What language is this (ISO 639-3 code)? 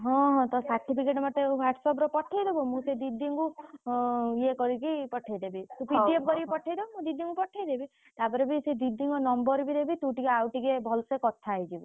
ori